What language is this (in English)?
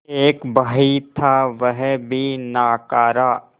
Hindi